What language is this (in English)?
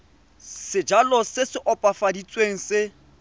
Tswana